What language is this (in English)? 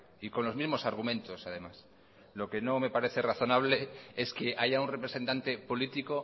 Spanish